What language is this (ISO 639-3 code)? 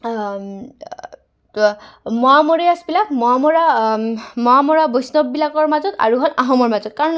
asm